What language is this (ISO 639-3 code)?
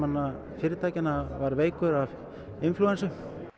isl